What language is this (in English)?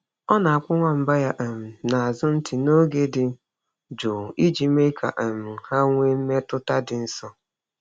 Igbo